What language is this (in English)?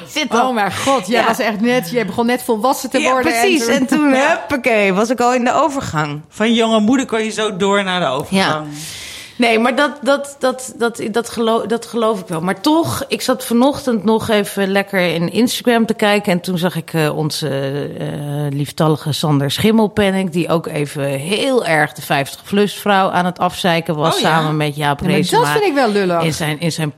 Dutch